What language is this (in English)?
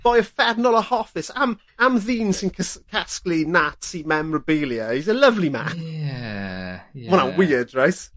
Welsh